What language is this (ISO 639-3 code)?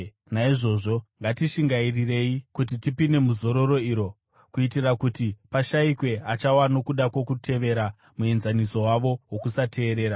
sna